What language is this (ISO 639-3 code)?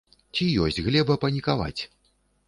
bel